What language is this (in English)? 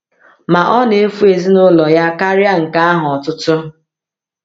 Igbo